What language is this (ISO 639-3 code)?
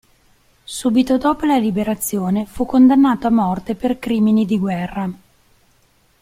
ita